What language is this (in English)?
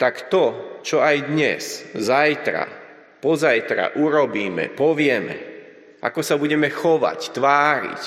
Slovak